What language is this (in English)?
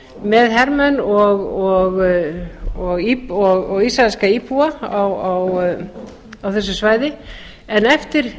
Icelandic